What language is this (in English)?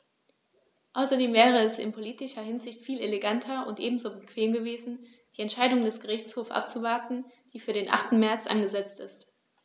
German